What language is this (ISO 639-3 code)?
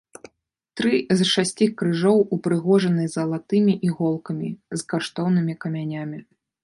bel